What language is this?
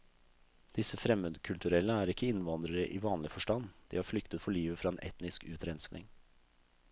Norwegian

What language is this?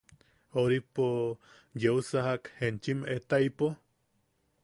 Yaqui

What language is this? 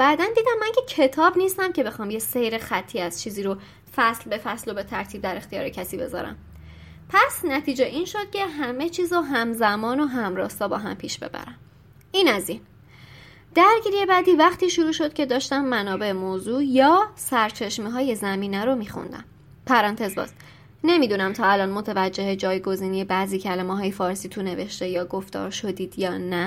Persian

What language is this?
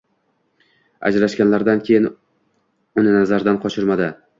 Uzbek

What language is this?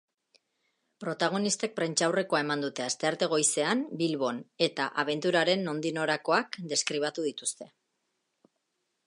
Basque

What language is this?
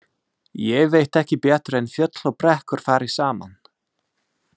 Icelandic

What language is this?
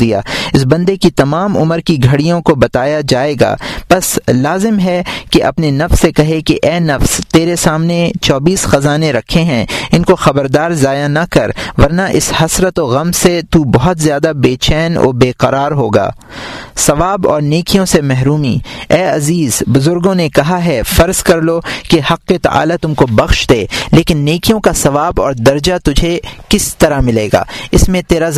Urdu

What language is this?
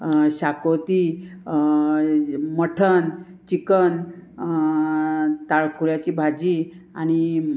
Konkani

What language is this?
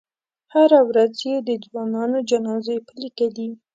Pashto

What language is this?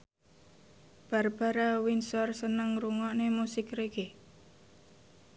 Javanese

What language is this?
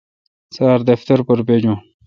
Kalkoti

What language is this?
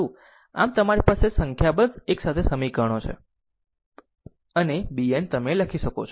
Gujarati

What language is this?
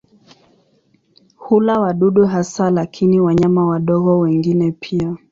Swahili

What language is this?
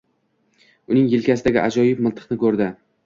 Uzbek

